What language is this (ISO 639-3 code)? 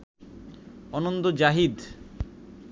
ben